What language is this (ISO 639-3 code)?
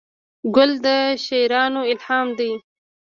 pus